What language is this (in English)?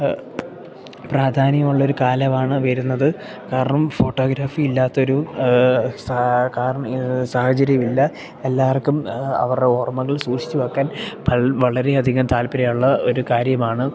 Malayalam